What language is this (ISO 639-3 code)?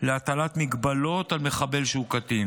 heb